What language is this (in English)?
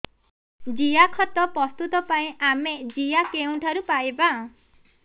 Odia